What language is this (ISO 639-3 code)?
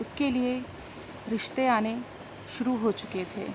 urd